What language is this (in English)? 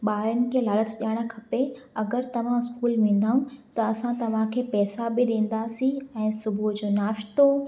Sindhi